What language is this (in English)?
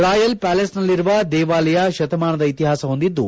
Kannada